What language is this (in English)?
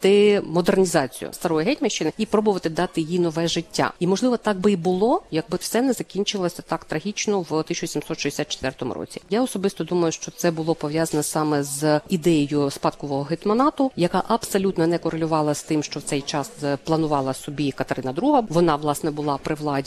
Ukrainian